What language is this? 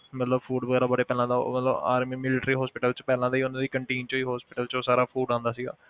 Punjabi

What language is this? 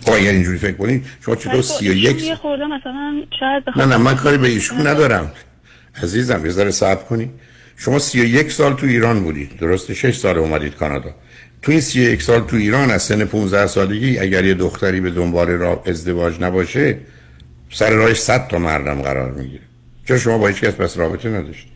Persian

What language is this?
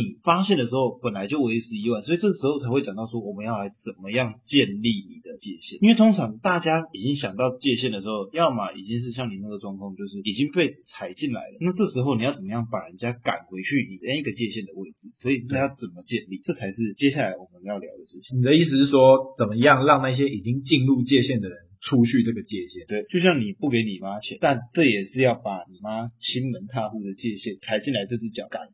Chinese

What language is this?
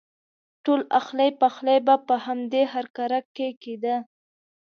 Pashto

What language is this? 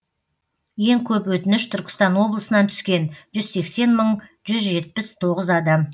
Kazakh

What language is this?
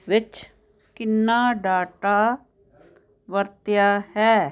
Punjabi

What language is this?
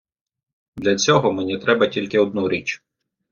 Ukrainian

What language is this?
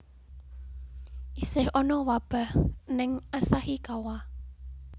Javanese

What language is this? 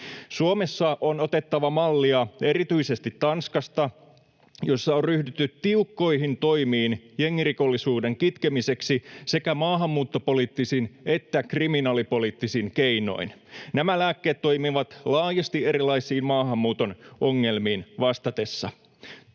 Finnish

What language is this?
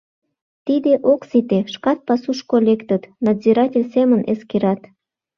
Mari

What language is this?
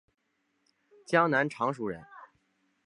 Chinese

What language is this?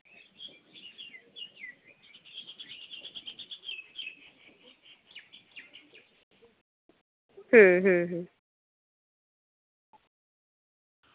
Santali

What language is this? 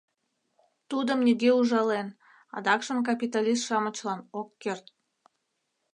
Mari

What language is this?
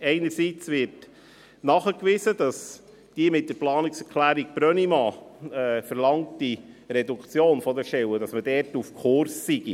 Swiss German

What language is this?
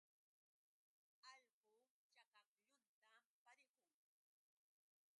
Yauyos Quechua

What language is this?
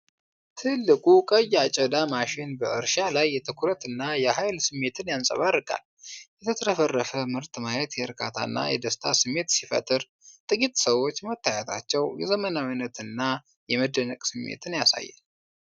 Amharic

